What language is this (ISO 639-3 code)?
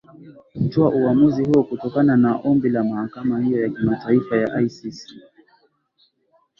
swa